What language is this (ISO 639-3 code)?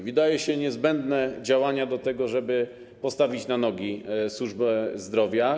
pol